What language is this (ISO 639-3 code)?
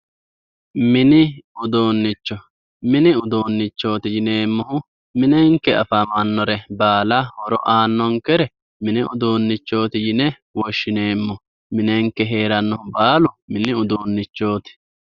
sid